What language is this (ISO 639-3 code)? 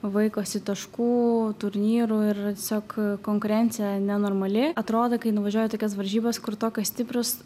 lit